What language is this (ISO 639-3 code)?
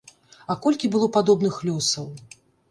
bel